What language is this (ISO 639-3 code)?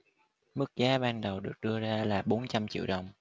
vie